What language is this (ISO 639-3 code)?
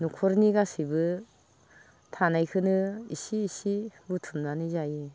brx